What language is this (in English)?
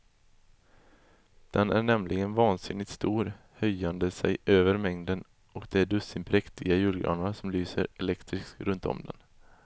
Swedish